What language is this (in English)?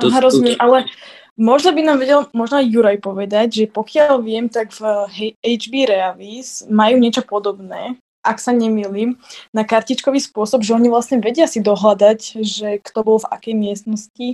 Slovak